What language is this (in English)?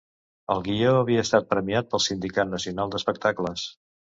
Catalan